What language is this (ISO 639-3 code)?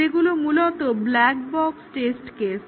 ben